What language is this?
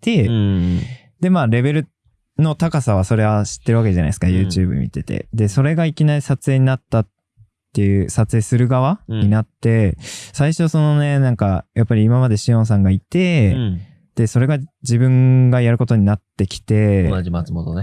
Japanese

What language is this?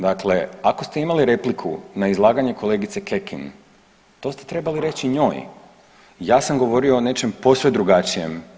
Croatian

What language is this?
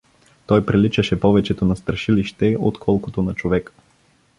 Bulgarian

